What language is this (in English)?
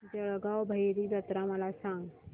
Marathi